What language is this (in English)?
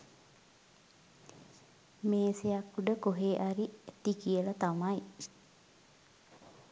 Sinhala